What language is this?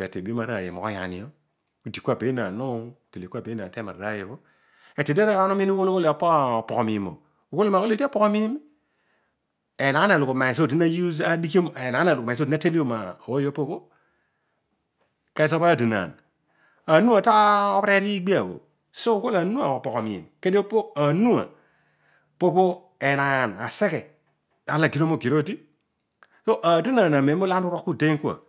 Odual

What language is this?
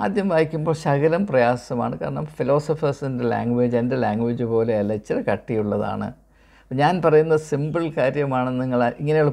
Malayalam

